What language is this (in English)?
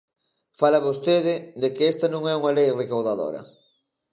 Galician